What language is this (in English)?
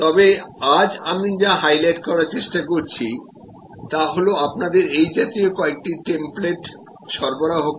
Bangla